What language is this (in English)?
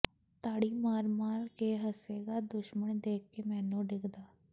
Punjabi